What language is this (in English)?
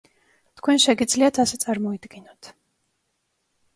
Georgian